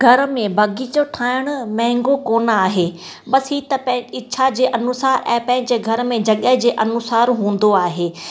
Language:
Sindhi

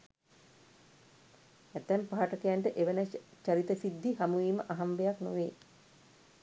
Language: Sinhala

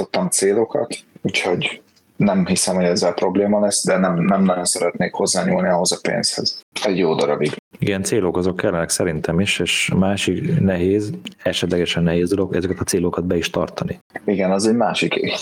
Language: Hungarian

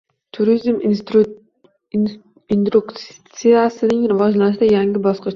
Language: Uzbek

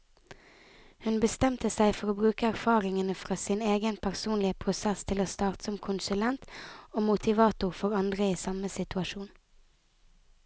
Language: Norwegian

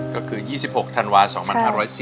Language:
Thai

